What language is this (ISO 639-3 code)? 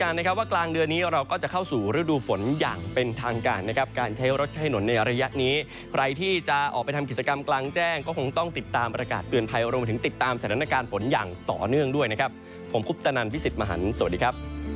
tha